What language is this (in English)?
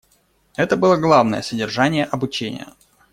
Russian